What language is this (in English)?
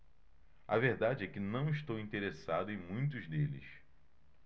Portuguese